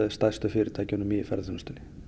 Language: Icelandic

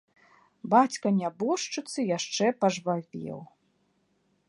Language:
Belarusian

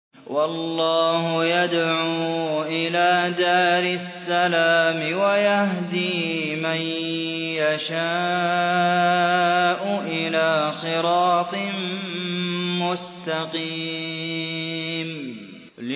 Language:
Arabic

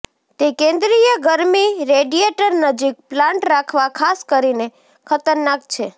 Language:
Gujarati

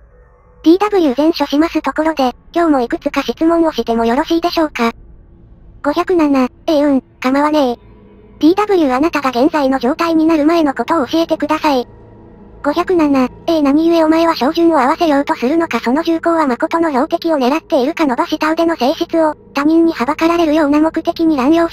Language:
Japanese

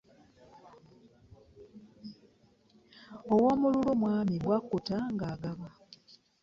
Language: Ganda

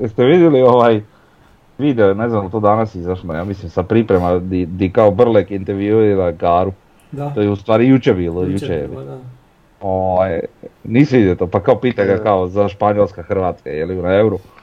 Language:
Croatian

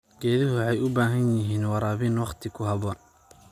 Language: Somali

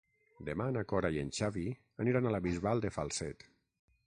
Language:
Catalan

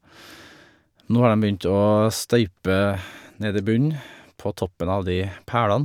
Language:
Norwegian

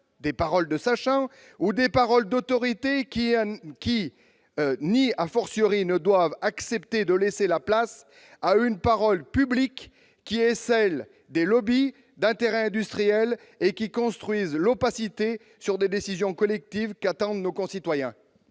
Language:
French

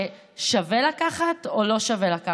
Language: Hebrew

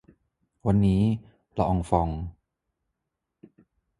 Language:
Thai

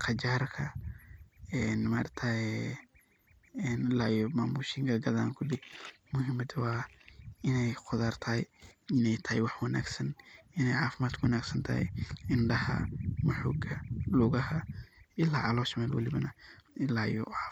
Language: Somali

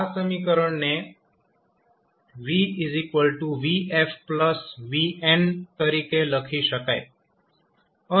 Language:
Gujarati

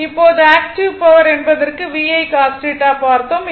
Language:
Tamil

